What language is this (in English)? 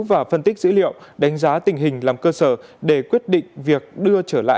Vietnamese